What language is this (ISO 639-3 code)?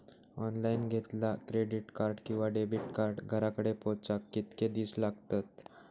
mar